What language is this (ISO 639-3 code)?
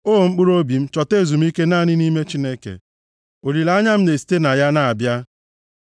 ibo